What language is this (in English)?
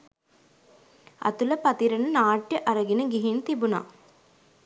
Sinhala